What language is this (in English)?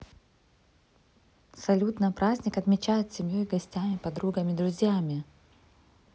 Russian